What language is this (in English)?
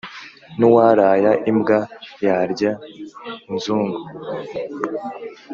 Kinyarwanda